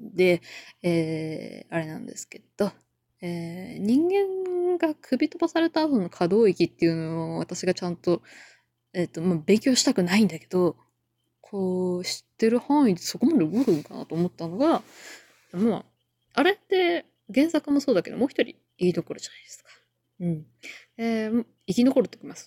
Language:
Japanese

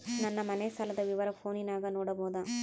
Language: Kannada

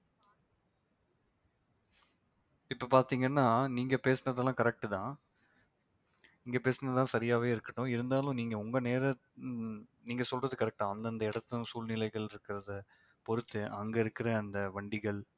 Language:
Tamil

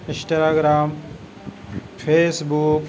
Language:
Urdu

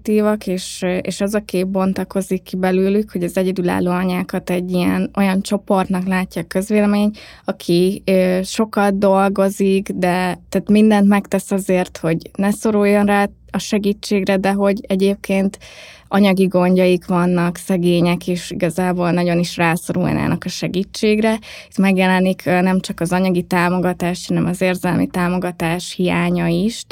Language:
Hungarian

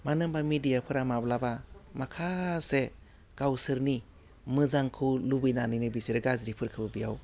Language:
Bodo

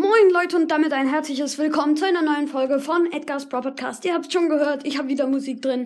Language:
German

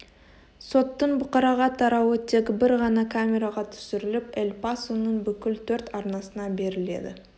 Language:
Kazakh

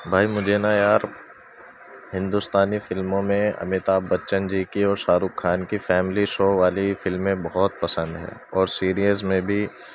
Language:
Urdu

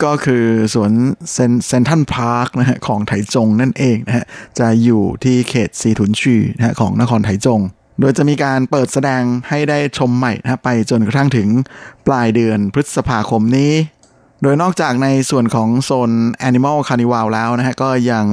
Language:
Thai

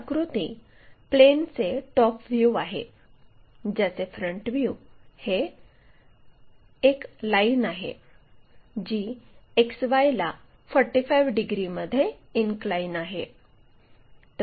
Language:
Marathi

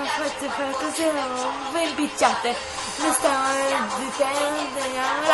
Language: Greek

